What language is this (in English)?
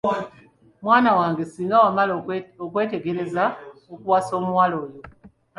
Ganda